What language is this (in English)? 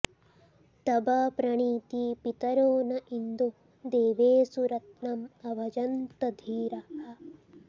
Sanskrit